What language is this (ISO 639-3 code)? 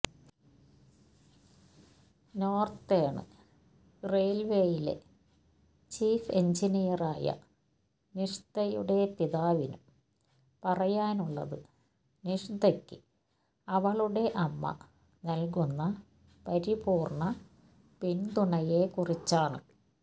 mal